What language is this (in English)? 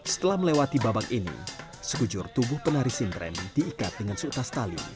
Indonesian